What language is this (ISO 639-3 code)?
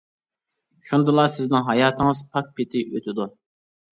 uig